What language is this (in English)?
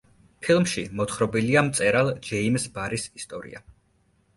Georgian